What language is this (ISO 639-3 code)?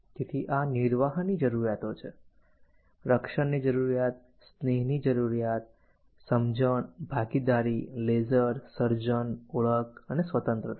guj